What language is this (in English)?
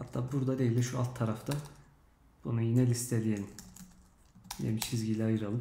Turkish